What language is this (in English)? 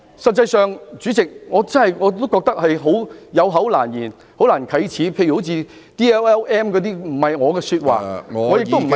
Cantonese